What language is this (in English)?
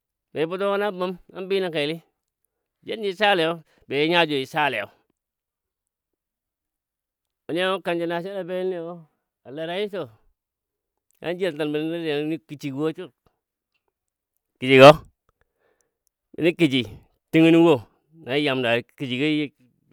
Dadiya